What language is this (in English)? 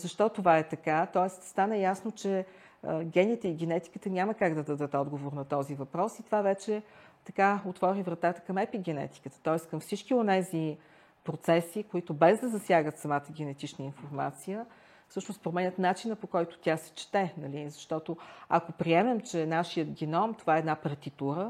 Bulgarian